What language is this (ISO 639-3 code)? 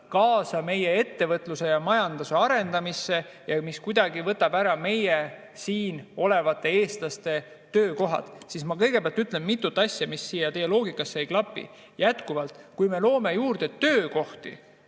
est